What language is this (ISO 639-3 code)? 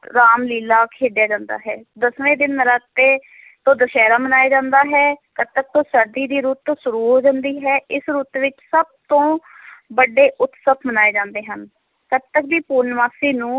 pan